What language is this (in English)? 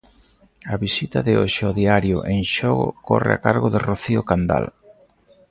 Galician